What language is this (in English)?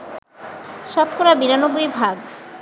Bangla